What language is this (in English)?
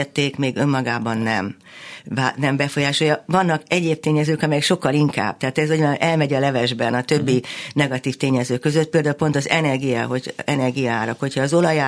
Hungarian